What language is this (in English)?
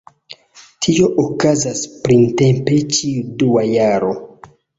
Esperanto